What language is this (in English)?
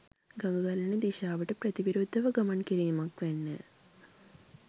Sinhala